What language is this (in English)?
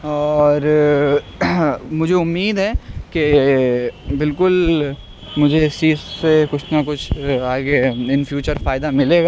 Urdu